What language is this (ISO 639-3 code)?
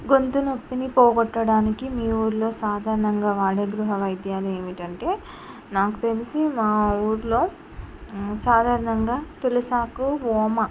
tel